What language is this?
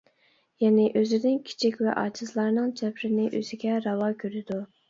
Uyghur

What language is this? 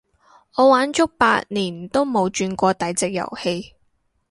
Cantonese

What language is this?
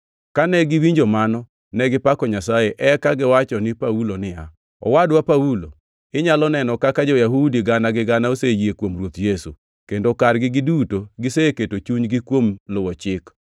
Luo (Kenya and Tanzania)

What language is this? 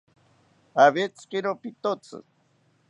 South Ucayali Ashéninka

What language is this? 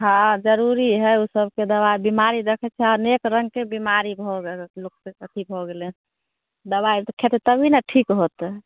Maithili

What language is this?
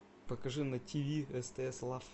Russian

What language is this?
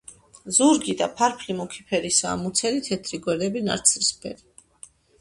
Georgian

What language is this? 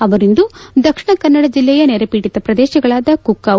Kannada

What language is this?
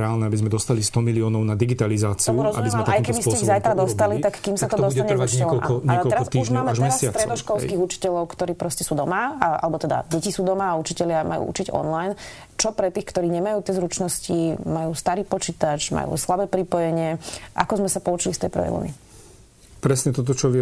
Slovak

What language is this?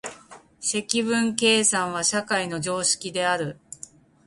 Japanese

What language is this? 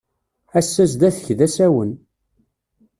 Kabyle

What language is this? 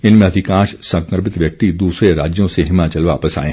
Hindi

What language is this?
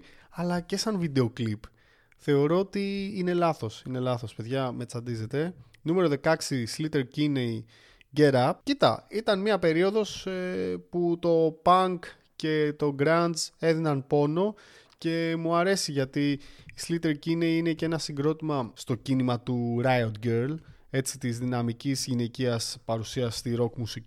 Greek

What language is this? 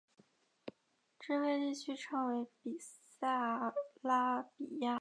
Chinese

